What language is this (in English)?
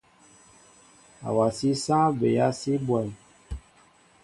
Mbo (Cameroon)